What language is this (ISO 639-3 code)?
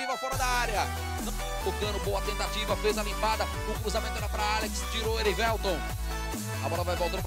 por